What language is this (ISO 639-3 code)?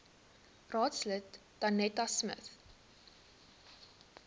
afr